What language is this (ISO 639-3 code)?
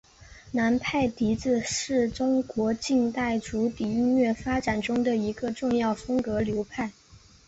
zho